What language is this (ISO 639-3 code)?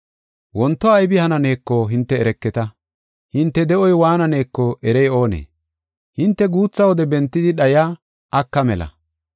gof